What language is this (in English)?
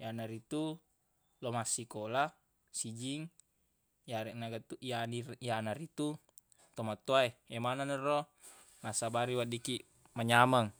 Buginese